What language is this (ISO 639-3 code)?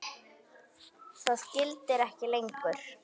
isl